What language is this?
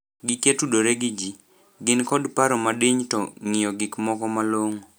Luo (Kenya and Tanzania)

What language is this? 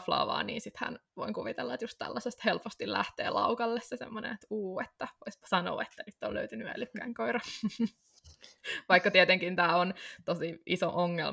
Finnish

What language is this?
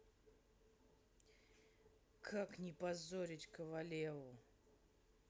Russian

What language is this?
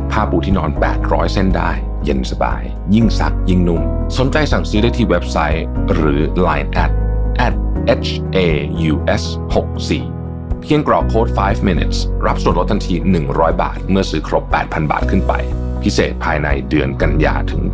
Thai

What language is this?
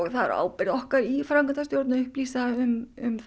Icelandic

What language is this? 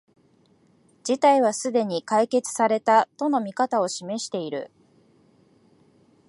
Japanese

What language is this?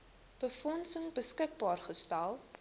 Afrikaans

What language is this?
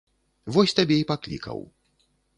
Belarusian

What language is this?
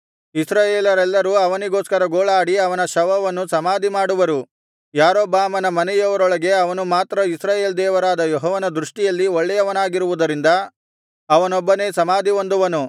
Kannada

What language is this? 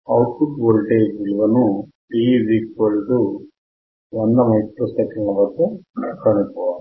Telugu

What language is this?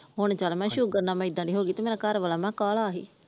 Punjabi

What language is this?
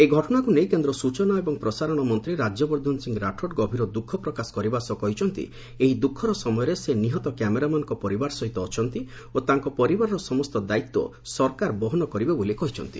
Odia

